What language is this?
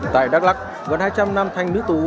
Vietnamese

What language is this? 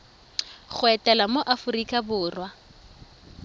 Tswana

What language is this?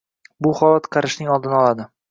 Uzbek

